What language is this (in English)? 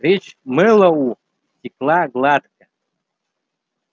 Russian